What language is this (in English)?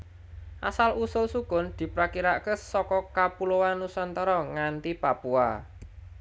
Javanese